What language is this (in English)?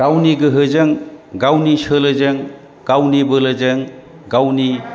Bodo